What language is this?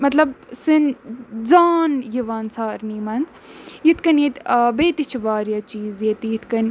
Kashmiri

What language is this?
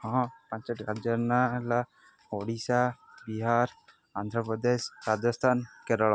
Odia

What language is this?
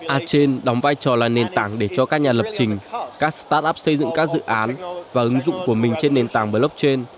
Vietnamese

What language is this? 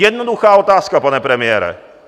Czech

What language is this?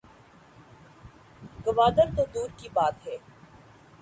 Urdu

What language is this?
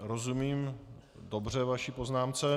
Czech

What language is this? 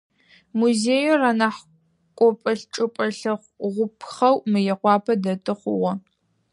Adyghe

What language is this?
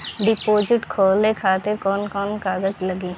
Bhojpuri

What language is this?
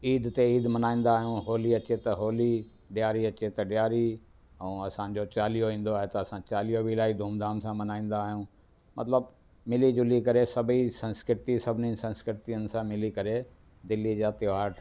Sindhi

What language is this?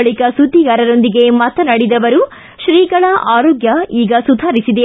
Kannada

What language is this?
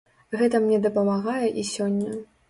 Belarusian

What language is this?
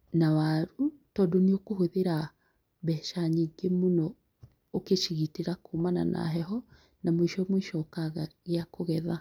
Kikuyu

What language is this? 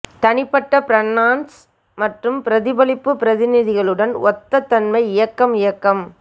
Tamil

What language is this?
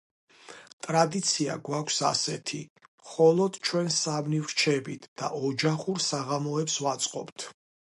Georgian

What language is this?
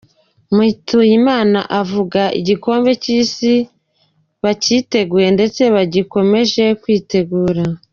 Kinyarwanda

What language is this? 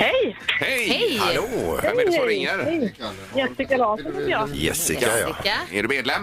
Swedish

